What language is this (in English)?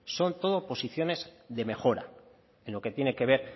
Spanish